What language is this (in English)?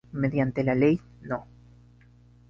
Spanish